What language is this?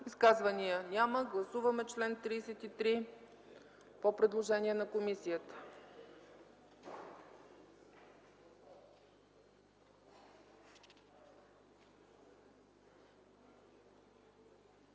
Bulgarian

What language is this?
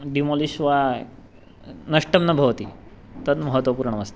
Sanskrit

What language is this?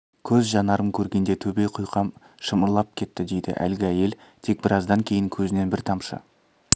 Kazakh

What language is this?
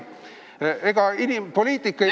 Estonian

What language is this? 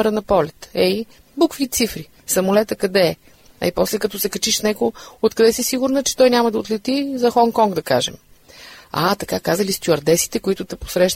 Bulgarian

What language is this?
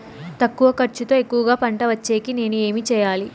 Telugu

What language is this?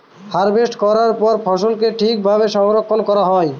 Bangla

